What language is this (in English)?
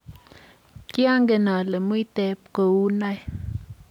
Kalenjin